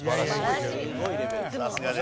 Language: Japanese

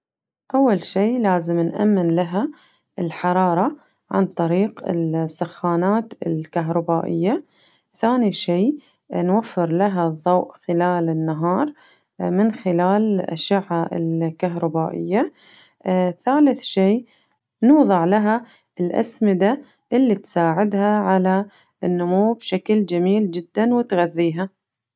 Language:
Najdi Arabic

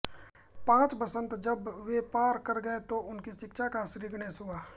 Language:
Hindi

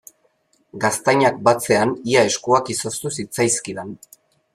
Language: Basque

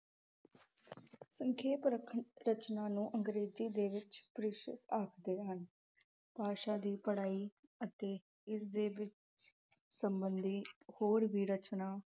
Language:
Punjabi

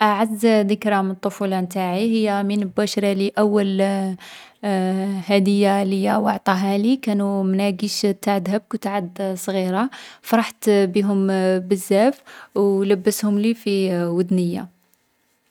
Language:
Algerian Arabic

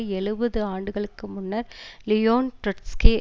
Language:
Tamil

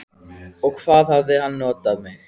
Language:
Icelandic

